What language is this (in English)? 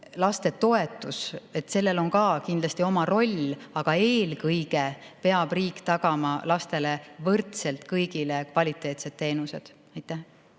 Estonian